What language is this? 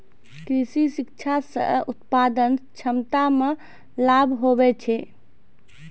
Maithili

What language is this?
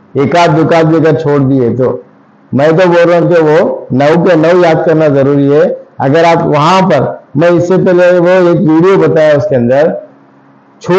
Hindi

